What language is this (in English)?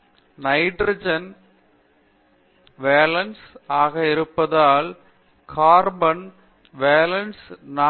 Tamil